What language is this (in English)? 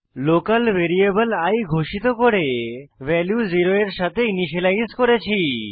Bangla